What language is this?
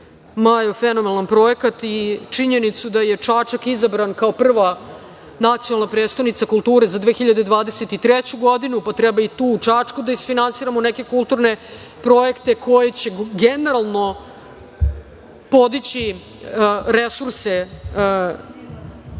Serbian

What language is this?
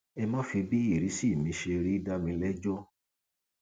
Yoruba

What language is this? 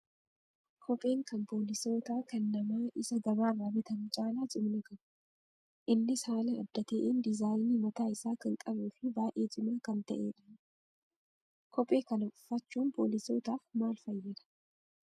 Oromo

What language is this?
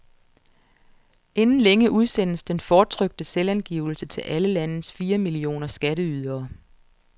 Danish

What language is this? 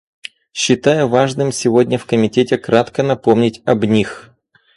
Russian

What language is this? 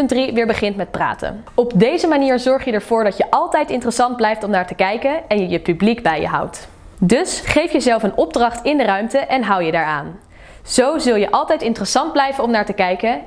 Dutch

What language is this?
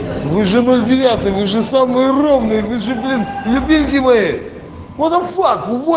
Russian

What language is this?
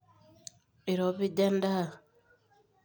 Masai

